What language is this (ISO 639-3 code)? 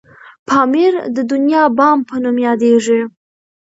pus